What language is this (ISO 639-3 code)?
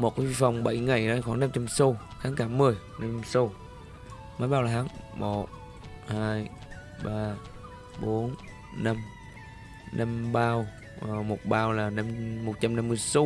vie